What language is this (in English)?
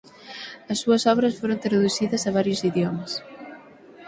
Galician